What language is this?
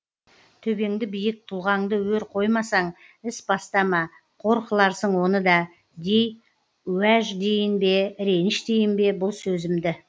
Kazakh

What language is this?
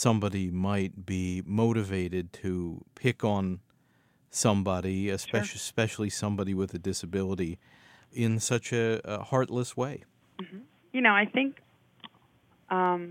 English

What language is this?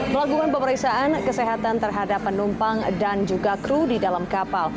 Indonesian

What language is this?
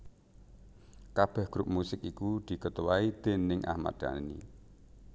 Javanese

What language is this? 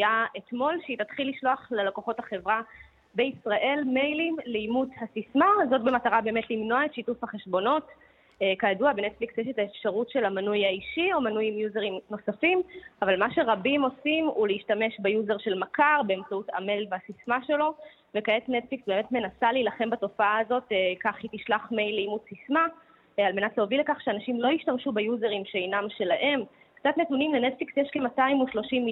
Hebrew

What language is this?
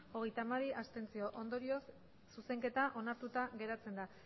Basque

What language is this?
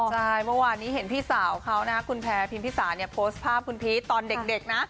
Thai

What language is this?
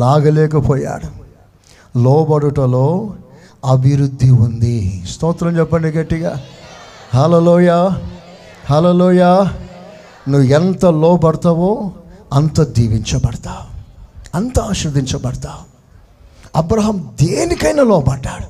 Telugu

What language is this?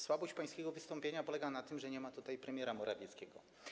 Polish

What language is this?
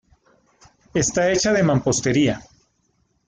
Spanish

